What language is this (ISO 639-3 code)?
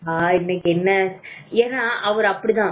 tam